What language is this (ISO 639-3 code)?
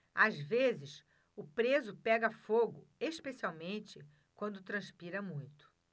por